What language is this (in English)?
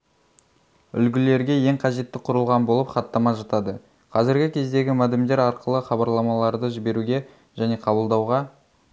Kazakh